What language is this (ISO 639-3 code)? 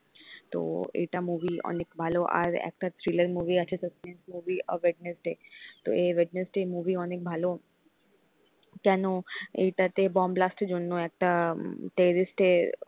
ben